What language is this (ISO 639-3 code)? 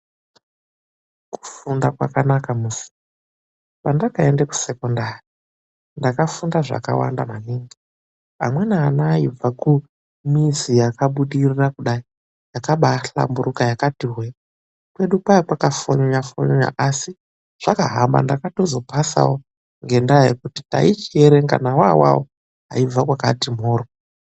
ndc